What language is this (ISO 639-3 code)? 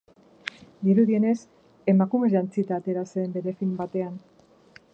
eus